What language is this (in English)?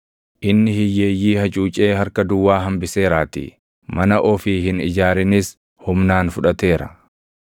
Oromo